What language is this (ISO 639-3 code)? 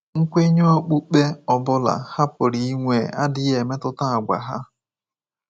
ibo